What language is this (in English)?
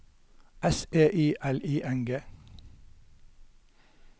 Norwegian